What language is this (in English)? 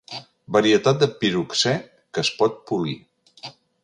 Catalan